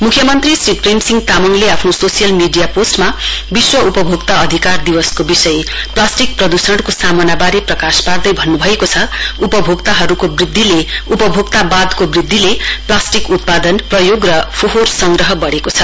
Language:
Nepali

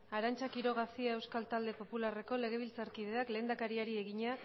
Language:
Basque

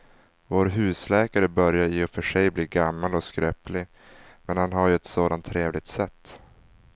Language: Swedish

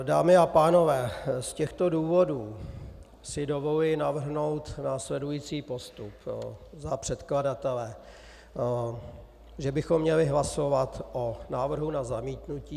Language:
Czech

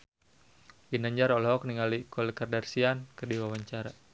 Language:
Sundanese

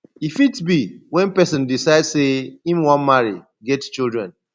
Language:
Nigerian Pidgin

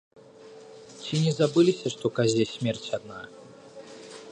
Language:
Belarusian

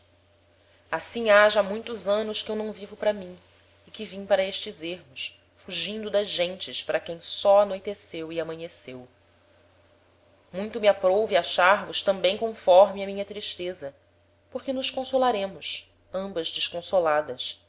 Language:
Portuguese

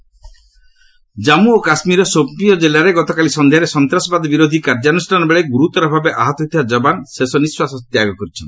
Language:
Odia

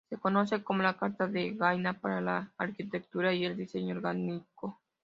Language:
Spanish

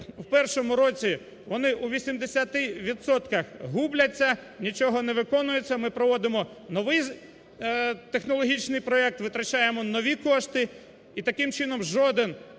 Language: Ukrainian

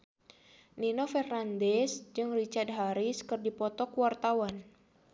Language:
Sundanese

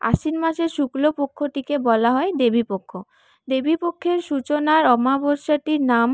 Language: Bangla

